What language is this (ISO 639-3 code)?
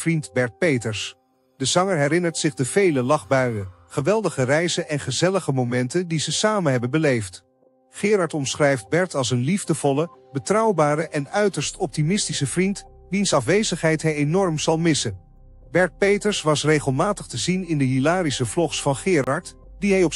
nld